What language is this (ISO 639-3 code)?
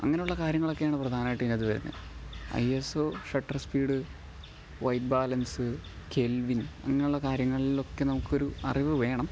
mal